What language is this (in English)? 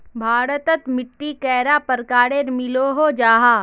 Magahi